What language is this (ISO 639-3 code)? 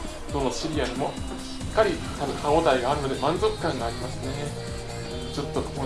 jpn